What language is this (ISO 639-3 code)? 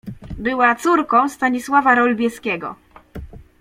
pol